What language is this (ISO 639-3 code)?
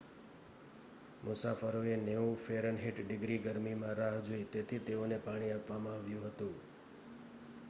guj